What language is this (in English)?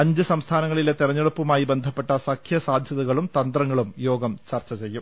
Malayalam